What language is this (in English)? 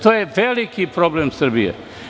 Serbian